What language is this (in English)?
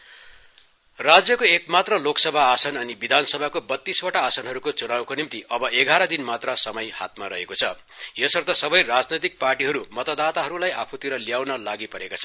Nepali